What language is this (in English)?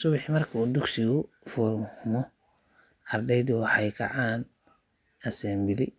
Somali